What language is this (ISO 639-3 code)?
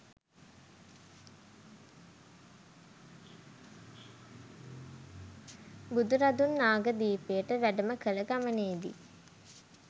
sin